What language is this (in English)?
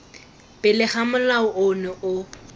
Tswana